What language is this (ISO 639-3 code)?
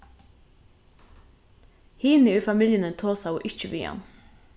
fao